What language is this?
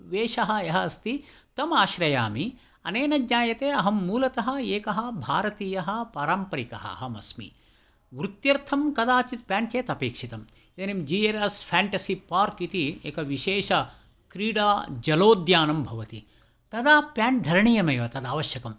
Sanskrit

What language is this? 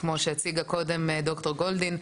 Hebrew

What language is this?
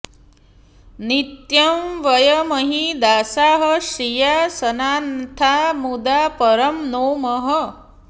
Sanskrit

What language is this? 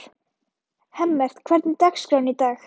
Icelandic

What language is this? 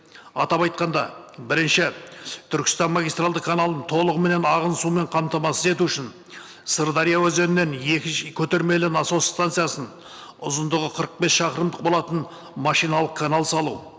Kazakh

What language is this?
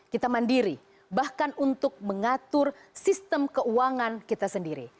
Indonesian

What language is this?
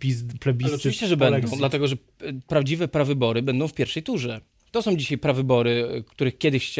Polish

